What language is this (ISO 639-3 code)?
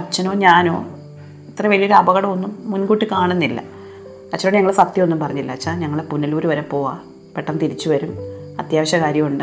mal